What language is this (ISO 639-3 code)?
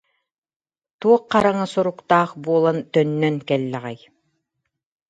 sah